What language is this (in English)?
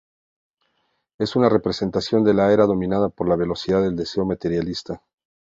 Spanish